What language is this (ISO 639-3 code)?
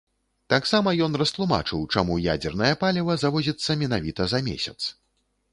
bel